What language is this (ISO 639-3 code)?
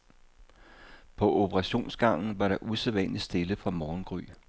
dan